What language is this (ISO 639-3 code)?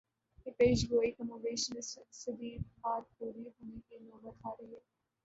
urd